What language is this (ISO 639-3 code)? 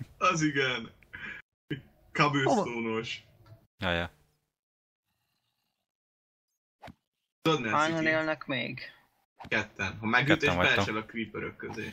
hun